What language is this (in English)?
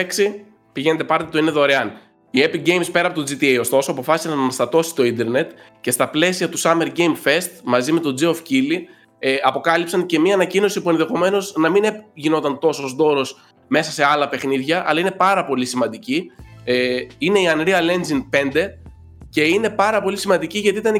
Greek